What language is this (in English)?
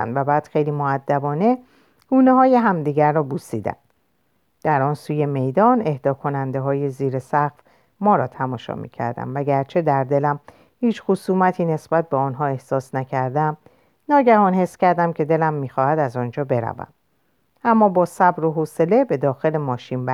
Persian